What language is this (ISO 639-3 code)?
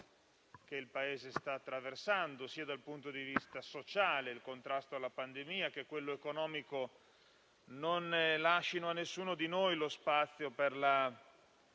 ita